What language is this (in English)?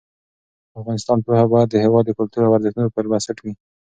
Pashto